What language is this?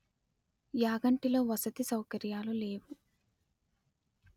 Telugu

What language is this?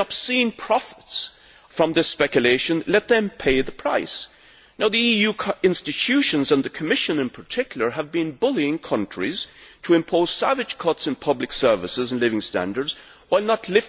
English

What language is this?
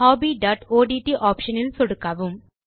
Tamil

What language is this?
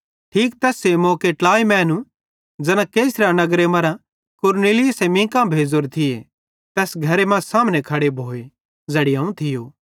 Bhadrawahi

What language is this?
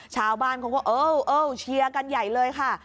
Thai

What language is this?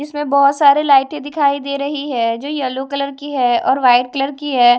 Hindi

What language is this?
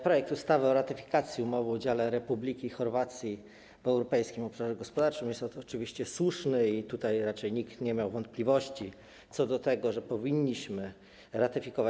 Polish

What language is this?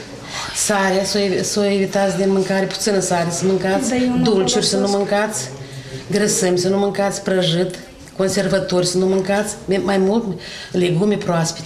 Romanian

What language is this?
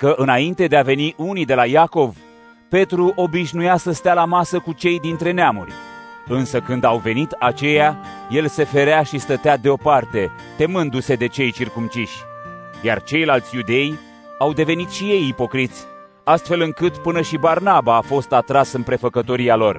Romanian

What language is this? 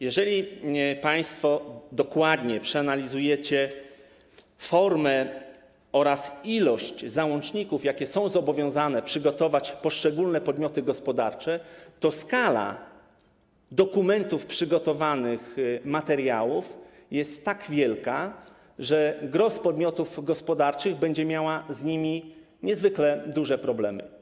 Polish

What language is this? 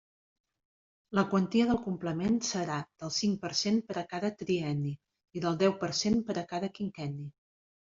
Catalan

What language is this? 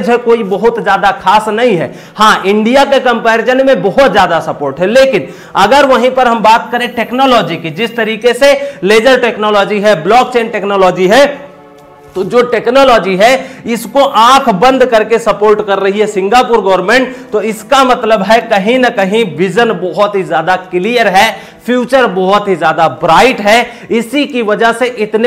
Hindi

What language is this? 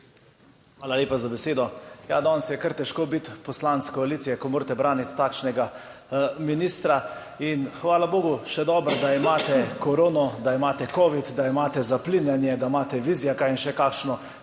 Slovenian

